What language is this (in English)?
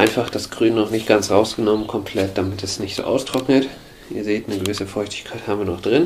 German